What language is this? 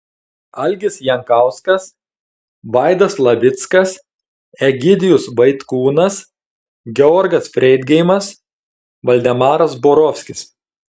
Lithuanian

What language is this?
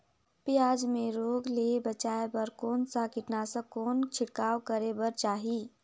Chhattisgarhi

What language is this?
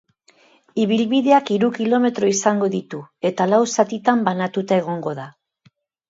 Basque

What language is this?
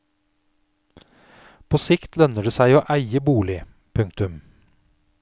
Norwegian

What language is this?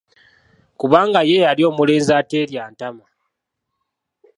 Ganda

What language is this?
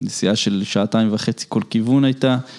Hebrew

